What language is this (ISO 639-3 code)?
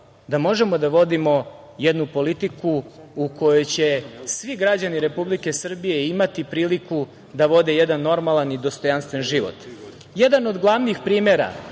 srp